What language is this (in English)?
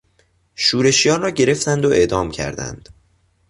Persian